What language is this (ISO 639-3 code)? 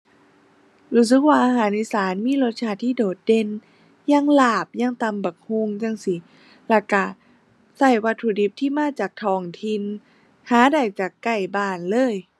tha